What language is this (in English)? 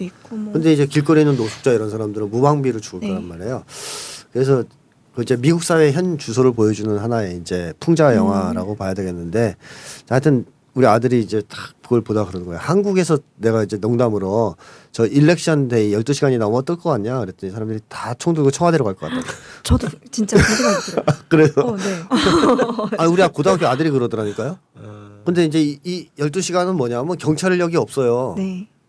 Korean